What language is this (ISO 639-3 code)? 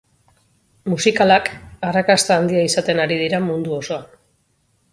eus